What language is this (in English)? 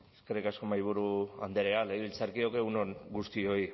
Basque